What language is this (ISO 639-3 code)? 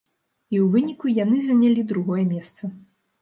bel